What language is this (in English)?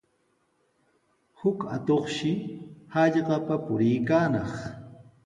Sihuas Ancash Quechua